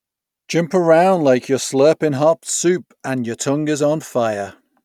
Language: English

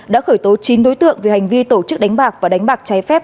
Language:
Vietnamese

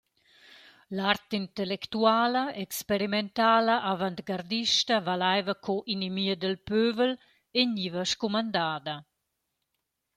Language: Romansh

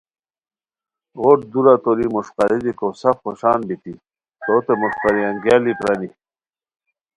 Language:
Khowar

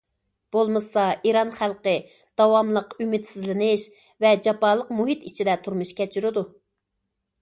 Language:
Uyghur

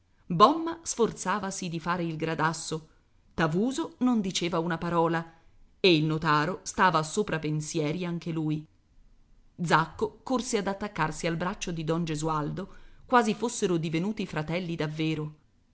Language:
Italian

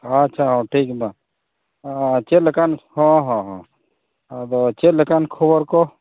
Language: Santali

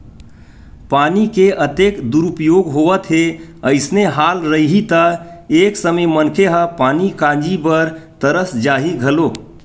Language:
Chhattisgarhi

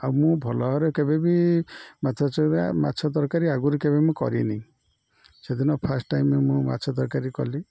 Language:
Odia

